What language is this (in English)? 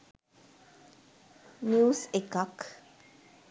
Sinhala